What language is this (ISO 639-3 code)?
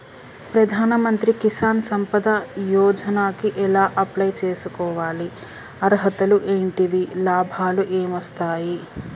tel